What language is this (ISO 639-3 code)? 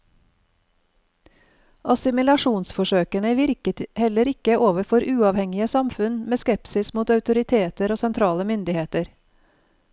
nor